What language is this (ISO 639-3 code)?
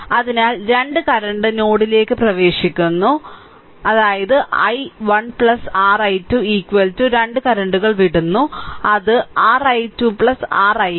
mal